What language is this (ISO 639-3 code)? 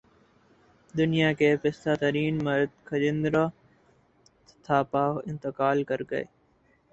urd